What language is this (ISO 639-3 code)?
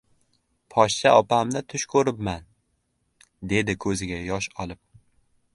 uzb